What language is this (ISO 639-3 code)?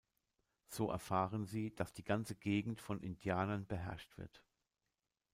deu